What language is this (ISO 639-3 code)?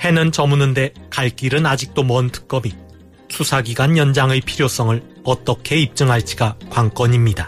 kor